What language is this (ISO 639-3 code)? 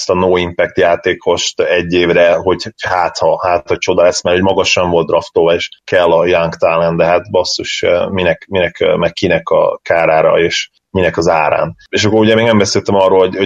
hun